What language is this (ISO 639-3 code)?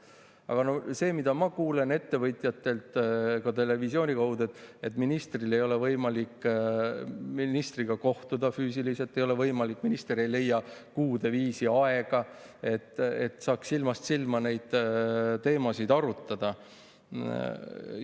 est